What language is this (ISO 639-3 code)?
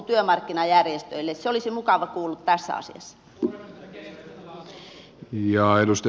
fin